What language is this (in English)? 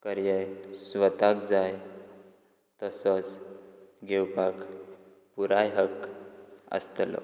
Konkani